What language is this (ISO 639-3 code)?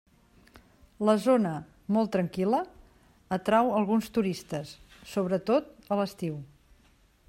cat